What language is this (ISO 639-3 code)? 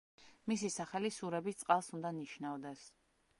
kat